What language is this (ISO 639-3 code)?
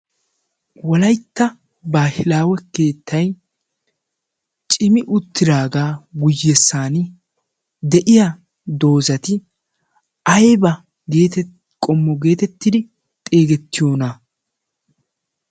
wal